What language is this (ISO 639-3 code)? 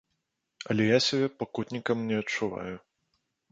bel